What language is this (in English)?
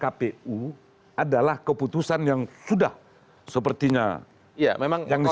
Indonesian